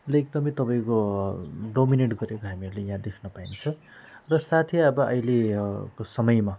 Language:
Nepali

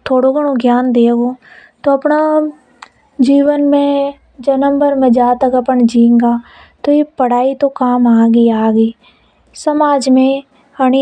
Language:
Hadothi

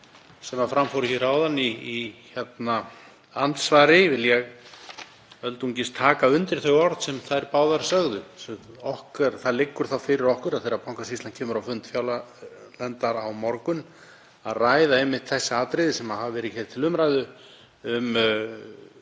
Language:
Icelandic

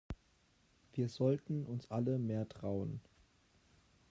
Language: German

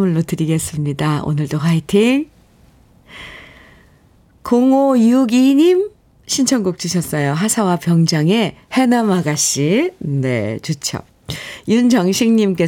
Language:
Korean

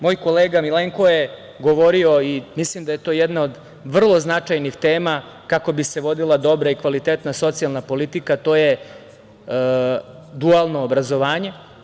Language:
Serbian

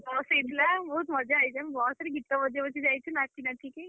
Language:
Odia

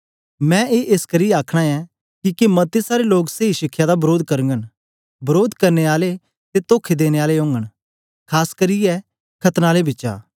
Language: Dogri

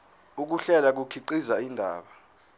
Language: Zulu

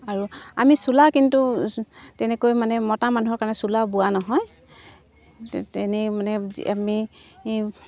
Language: Assamese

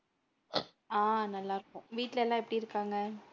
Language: Tamil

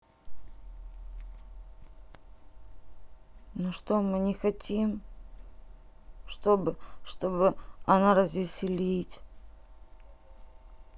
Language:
Russian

